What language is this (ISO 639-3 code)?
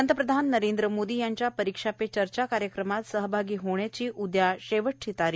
mar